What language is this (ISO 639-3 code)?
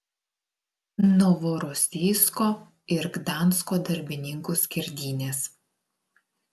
lit